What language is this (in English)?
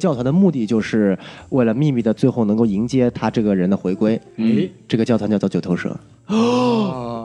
Chinese